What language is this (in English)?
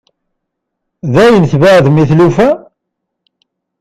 Kabyle